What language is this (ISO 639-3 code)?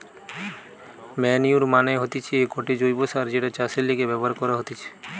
ben